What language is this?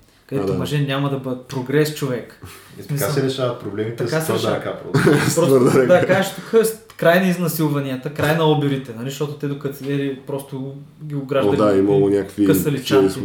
Bulgarian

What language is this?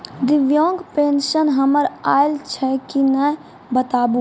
Maithili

